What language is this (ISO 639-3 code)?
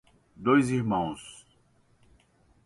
por